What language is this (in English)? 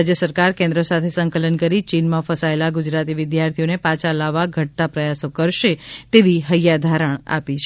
Gujarati